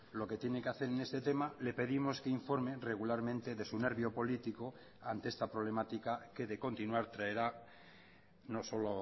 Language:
Spanish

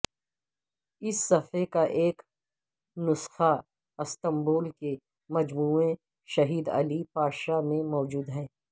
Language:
Urdu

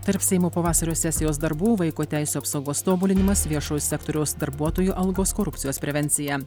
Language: Lithuanian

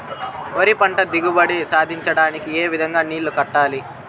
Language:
Telugu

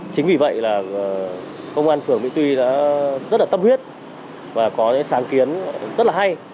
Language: Vietnamese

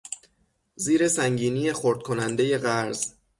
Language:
Persian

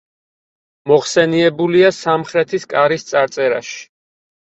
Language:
Georgian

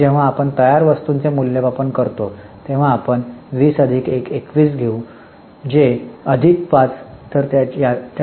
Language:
Marathi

